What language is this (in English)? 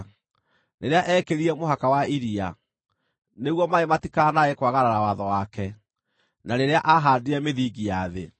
Kikuyu